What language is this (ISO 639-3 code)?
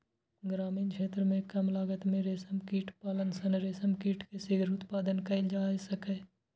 mai